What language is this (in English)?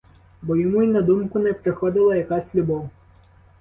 Ukrainian